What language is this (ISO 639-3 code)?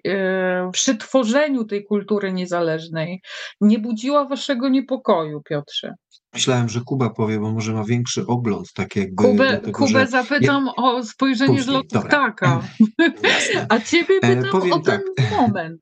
pol